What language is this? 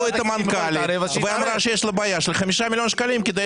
Hebrew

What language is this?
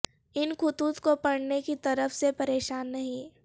Urdu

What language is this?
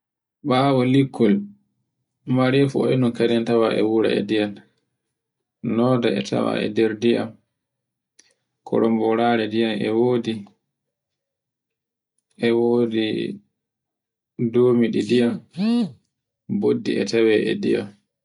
Borgu Fulfulde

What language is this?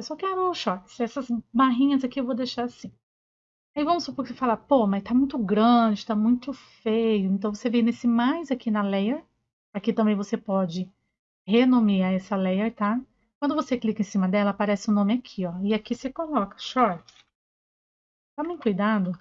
Portuguese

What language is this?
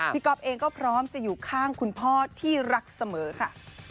Thai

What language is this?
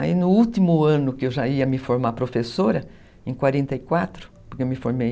Portuguese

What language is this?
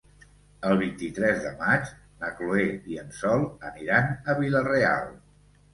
Catalan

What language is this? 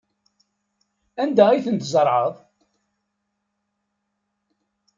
Kabyle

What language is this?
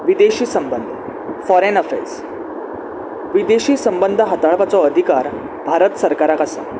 Konkani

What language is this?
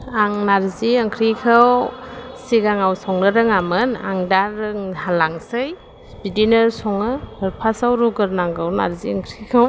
Bodo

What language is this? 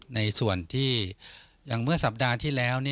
Thai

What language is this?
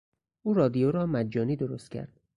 Persian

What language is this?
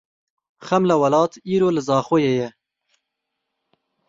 Kurdish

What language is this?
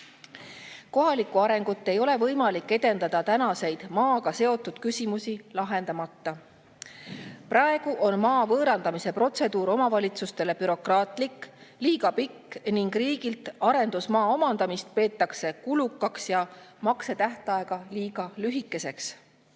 Estonian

